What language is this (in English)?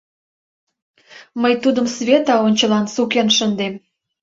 Mari